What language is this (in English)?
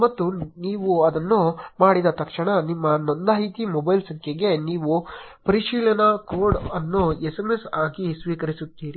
Kannada